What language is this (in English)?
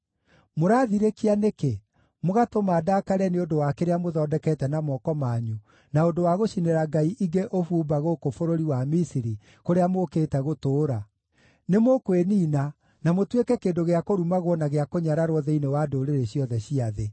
Kikuyu